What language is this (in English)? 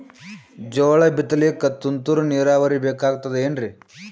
Kannada